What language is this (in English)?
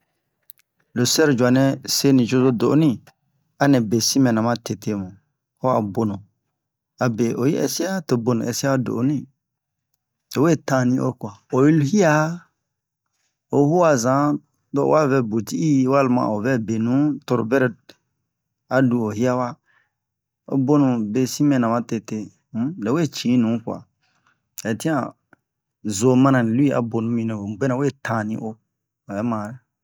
Bomu